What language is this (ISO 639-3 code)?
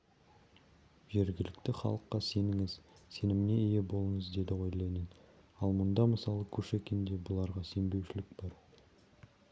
kaz